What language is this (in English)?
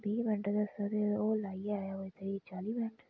Dogri